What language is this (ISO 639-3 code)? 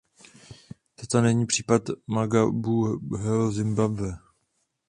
ces